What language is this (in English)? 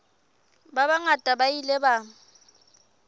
Southern Sotho